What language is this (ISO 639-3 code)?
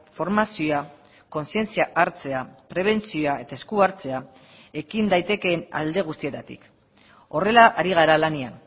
eus